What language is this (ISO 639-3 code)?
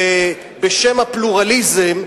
heb